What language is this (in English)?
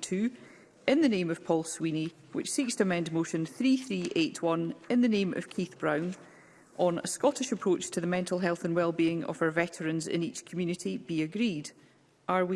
English